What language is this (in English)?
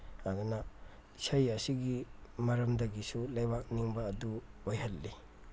Manipuri